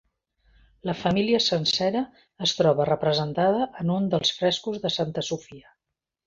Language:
Catalan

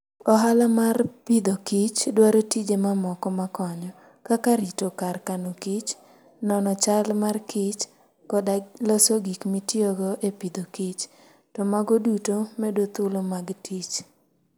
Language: Luo (Kenya and Tanzania)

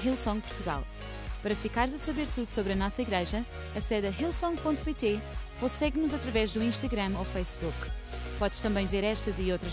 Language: Portuguese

